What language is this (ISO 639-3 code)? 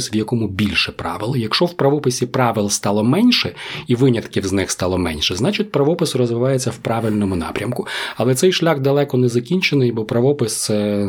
ukr